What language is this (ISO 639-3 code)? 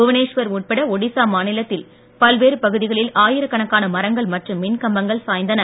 tam